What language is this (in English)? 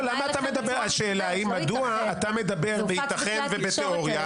Hebrew